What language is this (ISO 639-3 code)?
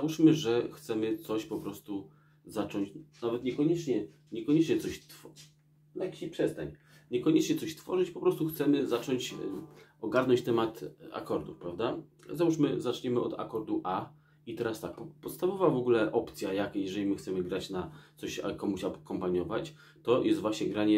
pol